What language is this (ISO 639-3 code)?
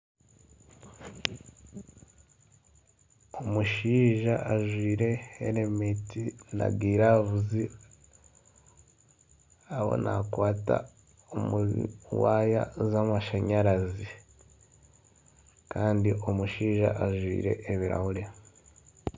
nyn